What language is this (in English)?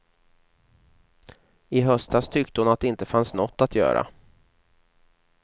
Swedish